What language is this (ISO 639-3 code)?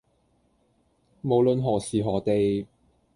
yue